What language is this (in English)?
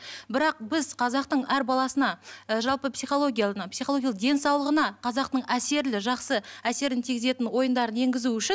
Kazakh